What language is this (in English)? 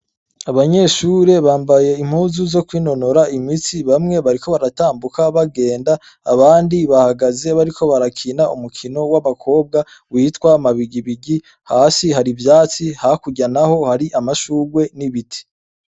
Rundi